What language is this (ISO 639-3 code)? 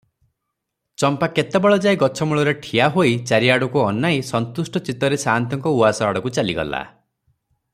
ori